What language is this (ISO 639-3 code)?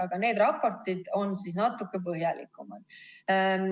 est